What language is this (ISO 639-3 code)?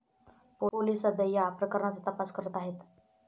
mar